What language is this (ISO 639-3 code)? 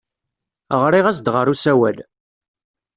kab